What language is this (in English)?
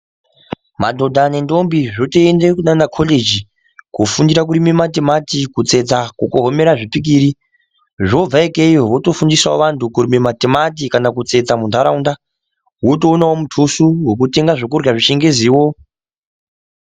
Ndau